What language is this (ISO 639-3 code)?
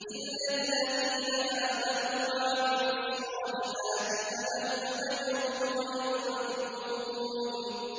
ara